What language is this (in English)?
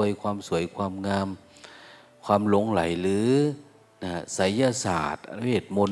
Thai